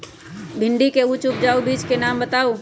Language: Magahi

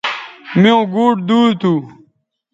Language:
Bateri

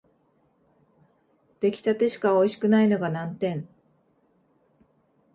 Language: Japanese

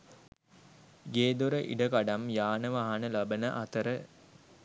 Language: Sinhala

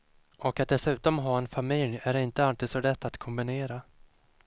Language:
Swedish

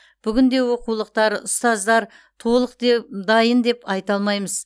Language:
Kazakh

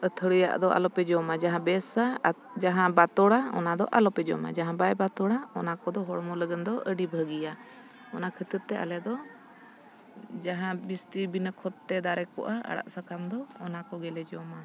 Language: Santali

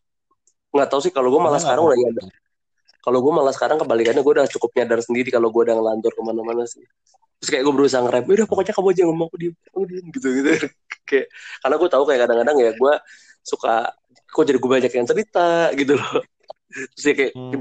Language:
Indonesian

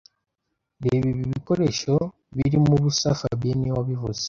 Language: Kinyarwanda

